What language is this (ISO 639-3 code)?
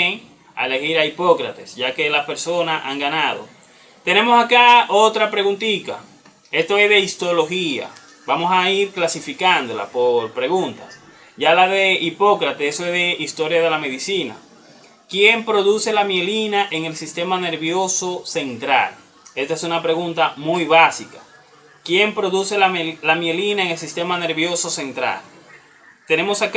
spa